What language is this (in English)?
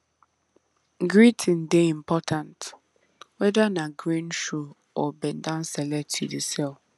Nigerian Pidgin